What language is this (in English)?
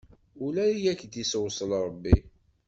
Kabyle